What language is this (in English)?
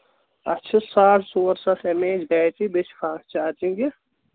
Kashmiri